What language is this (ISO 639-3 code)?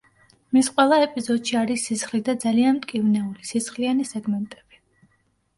kat